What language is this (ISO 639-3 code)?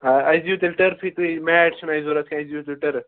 kas